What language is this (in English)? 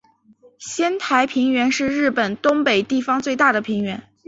Chinese